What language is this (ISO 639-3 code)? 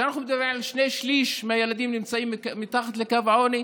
heb